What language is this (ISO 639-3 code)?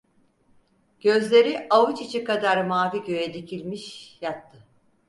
tur